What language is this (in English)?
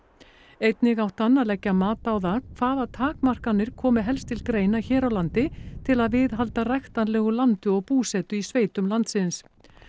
Icelandic